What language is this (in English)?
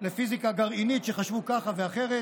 Hebrew